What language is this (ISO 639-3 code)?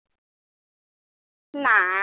asm